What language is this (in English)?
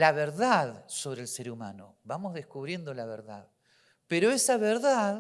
Spanish